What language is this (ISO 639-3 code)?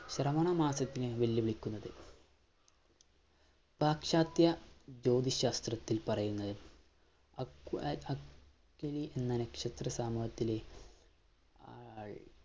mal